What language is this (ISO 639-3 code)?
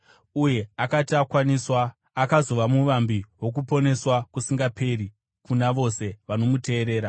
sna